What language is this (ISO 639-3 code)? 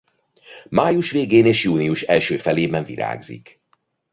hun